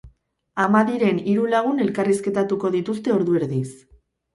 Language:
Basque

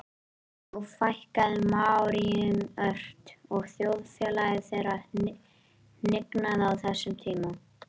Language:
Icelandic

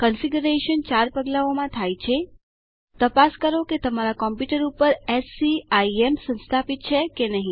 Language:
Gujarati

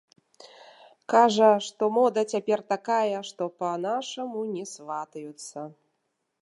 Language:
Belarusian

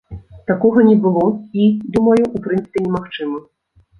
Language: Belarusian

